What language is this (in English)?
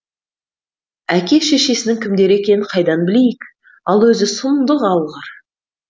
Kazakh